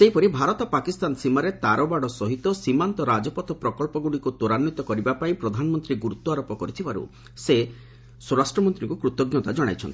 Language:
Odia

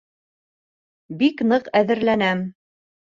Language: Bashkir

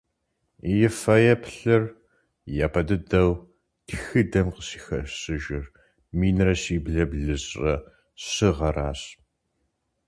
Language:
Kabardian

